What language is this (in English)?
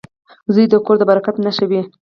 Pashto